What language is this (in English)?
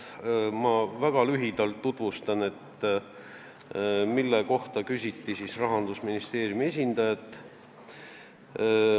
Estonian